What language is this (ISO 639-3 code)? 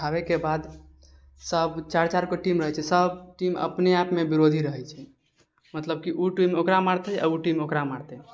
mai